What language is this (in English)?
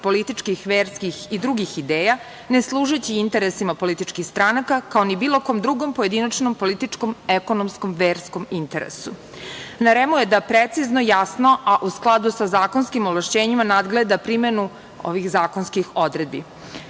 Serbian